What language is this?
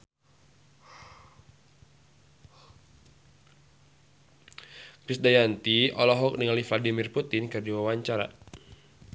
Sundanese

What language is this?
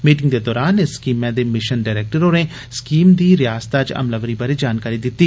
Dogri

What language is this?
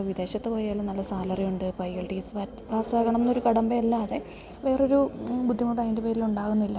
Malayalam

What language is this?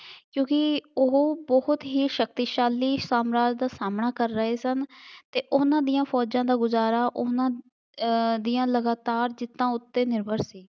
Punjabi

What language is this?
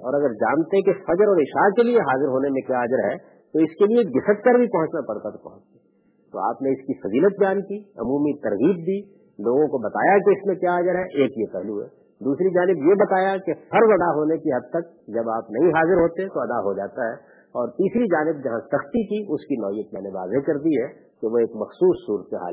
Urdu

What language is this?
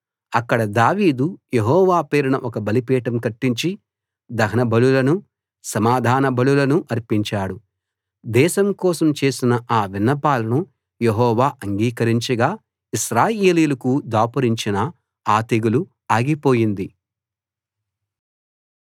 Telugu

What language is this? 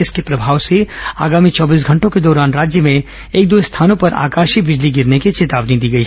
Hindi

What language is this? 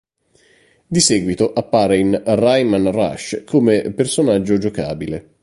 Italian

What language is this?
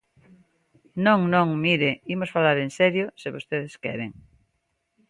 Galician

